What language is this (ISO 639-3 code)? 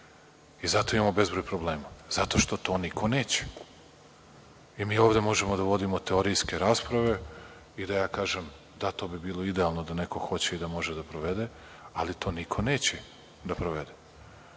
srp